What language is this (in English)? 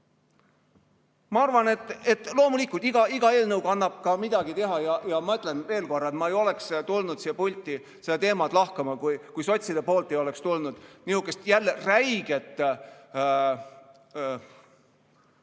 Estonian